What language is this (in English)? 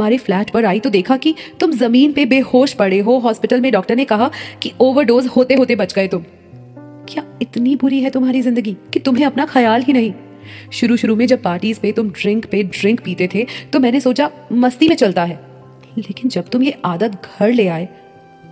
Hindi